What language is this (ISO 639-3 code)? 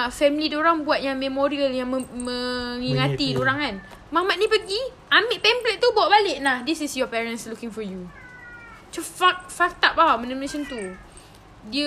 msa